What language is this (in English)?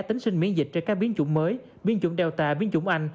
Vietnamese